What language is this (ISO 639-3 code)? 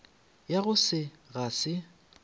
nso